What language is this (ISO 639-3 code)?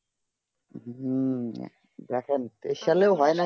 ben